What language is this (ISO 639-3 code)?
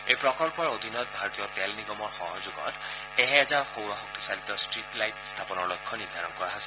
asm